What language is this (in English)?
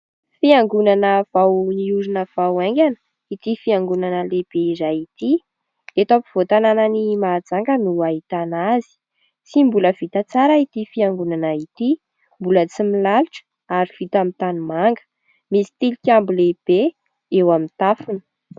Malagasy